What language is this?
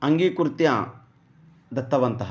Sanskrit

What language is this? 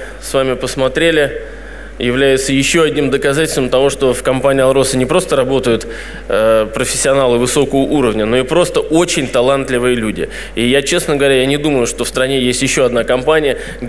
Russian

